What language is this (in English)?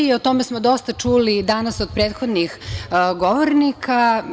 Serbian